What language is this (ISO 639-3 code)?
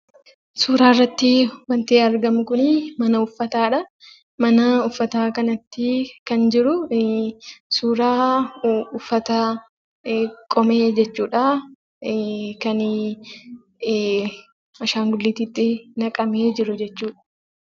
orm